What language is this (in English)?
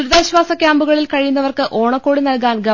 Malayalam